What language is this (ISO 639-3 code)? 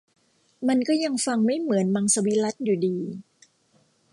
tha